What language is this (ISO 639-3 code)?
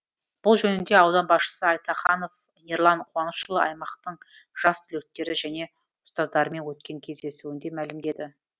kaz